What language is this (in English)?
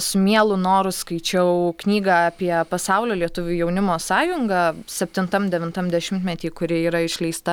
Lithuanian